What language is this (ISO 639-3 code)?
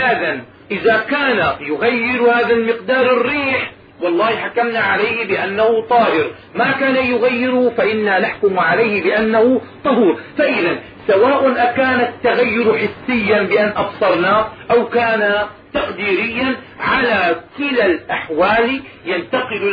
ara